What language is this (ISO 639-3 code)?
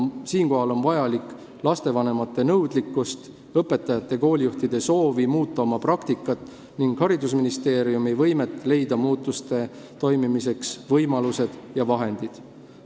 est